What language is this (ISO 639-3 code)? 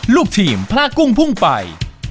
tha